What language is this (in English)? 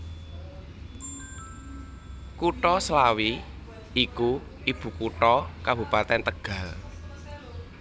Javanese